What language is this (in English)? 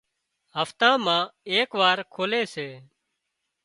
Wadiyara Koli